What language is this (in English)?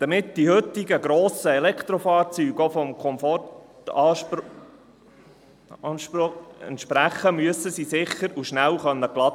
Swiss German